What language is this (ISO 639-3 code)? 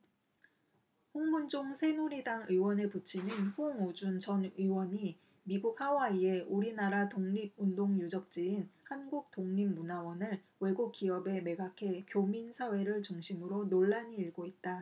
kor